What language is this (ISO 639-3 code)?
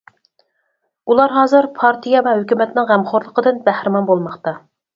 uig